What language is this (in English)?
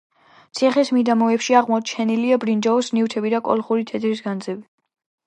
Georgian